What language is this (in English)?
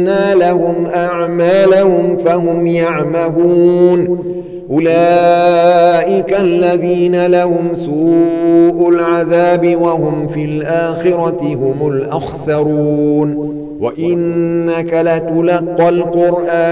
Arabic